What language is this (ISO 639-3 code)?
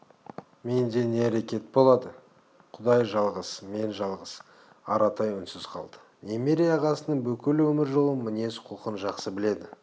kaz